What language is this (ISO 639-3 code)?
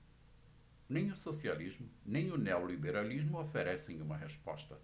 por